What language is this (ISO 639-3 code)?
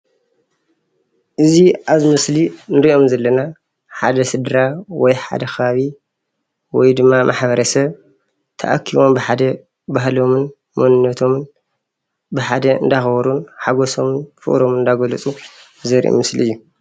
tir